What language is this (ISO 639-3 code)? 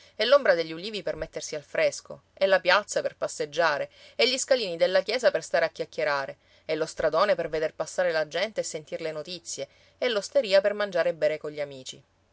ita